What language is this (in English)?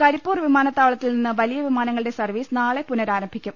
Malayalam